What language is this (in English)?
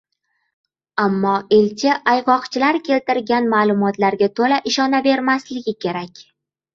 Uzbek